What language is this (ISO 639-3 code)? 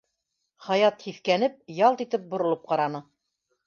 bak